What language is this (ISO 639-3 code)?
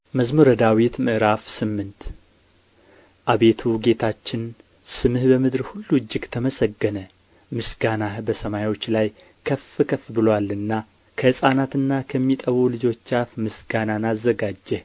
amh